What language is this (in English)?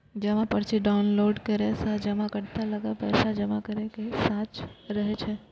Maithili